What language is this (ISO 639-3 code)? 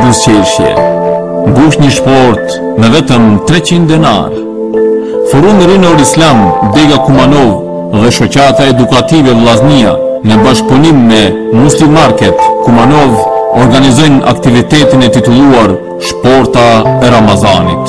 por